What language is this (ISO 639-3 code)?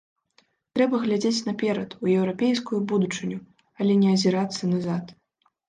bel